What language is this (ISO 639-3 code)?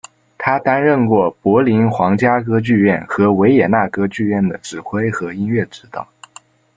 zho